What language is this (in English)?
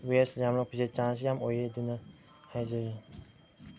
Manipuri